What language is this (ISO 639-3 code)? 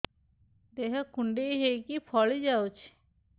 ori